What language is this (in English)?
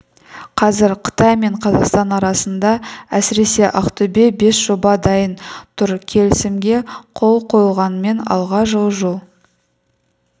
Kazakh